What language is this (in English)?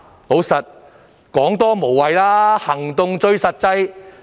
Cantonese